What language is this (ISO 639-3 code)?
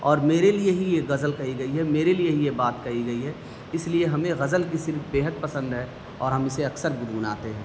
urd